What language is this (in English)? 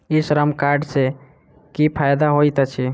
Maithili